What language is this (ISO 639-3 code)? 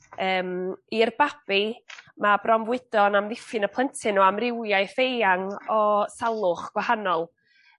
cym